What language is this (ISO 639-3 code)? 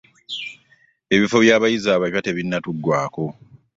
lug